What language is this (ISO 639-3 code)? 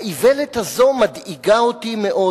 heb